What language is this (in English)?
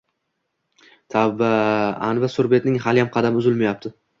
Uzbek